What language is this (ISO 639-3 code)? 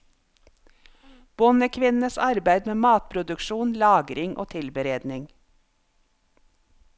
nor